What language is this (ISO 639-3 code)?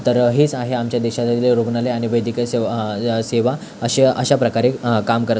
mar